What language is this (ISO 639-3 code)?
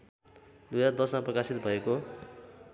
nep